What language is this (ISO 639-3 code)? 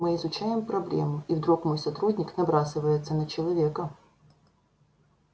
rus